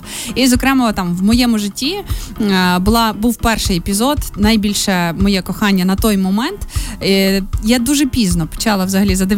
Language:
Ukrainian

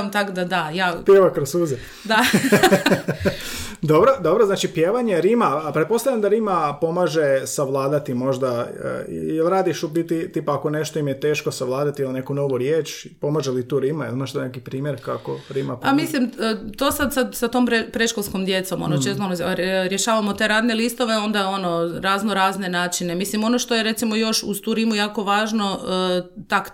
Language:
Croatian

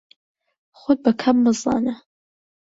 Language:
Central Kurdish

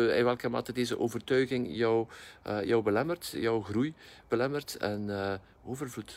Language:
Dutch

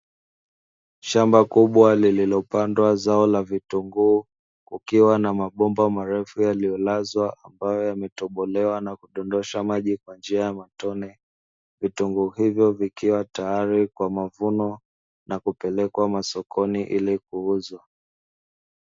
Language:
Swahili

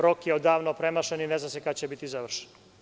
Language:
Serbian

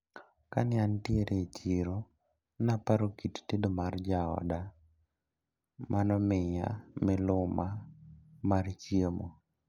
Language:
Luo (Kenya and Tanzania)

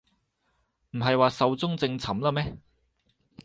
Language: Cantonese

